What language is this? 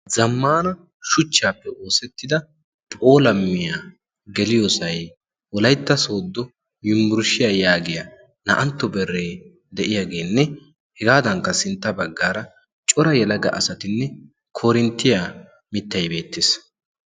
Wolaytta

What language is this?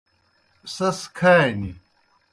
Kohistani Shina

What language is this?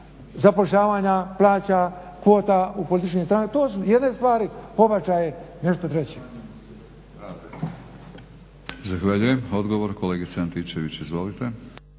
Croatian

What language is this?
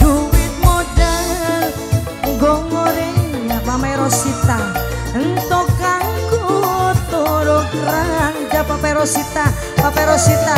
Indonesian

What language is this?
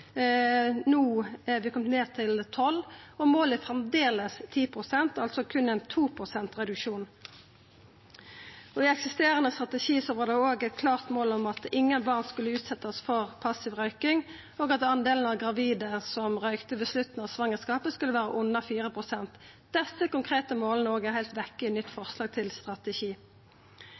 Norwegian Nynorsk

